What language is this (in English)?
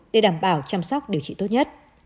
Vietnamese